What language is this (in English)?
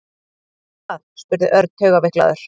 Icelandic